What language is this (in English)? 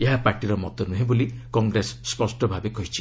Odia